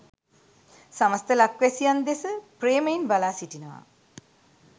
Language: Sinhala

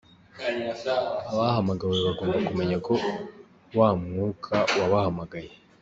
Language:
Kinyarwanda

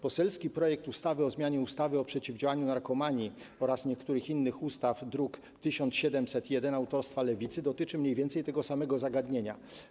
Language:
Polish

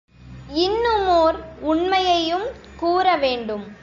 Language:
Tamil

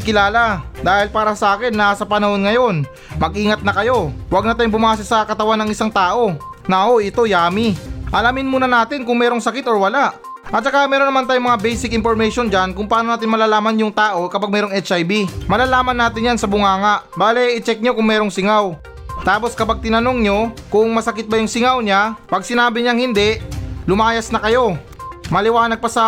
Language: Filipino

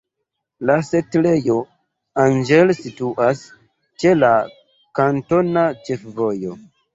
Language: Esperanto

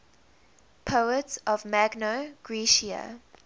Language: English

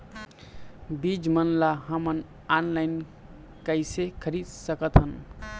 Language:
Chhattisgarhi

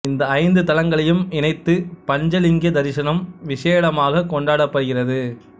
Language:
Tamil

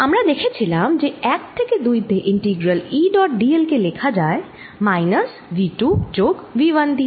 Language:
Bangla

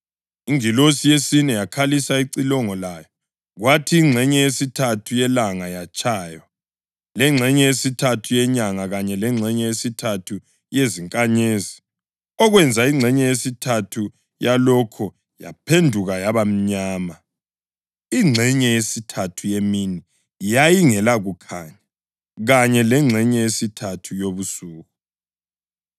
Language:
North Ndebele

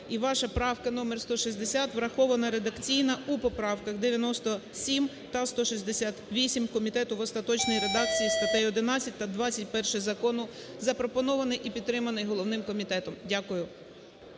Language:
Ukrainian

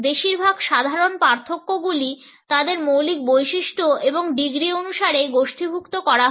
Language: Bangla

